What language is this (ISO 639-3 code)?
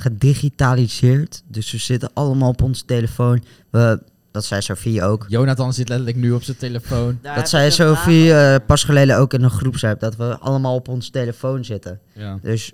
nld